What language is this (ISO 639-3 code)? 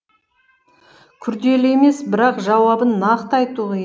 kaz